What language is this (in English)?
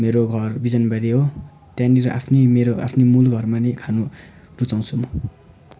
Nepali